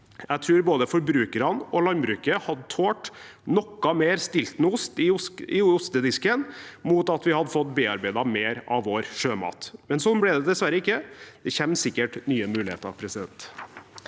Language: Norwegian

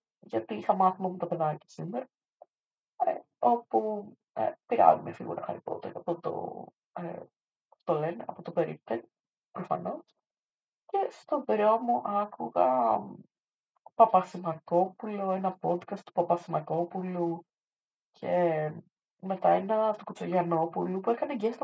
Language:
Greek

